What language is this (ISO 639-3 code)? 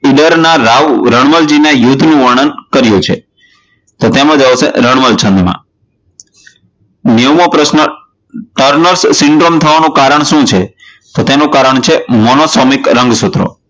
guj